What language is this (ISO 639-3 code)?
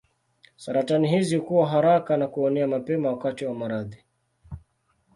swa